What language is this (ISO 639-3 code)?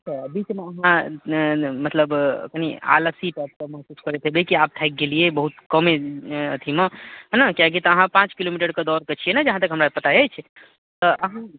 mai